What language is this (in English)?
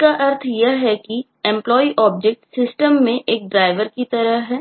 Hindi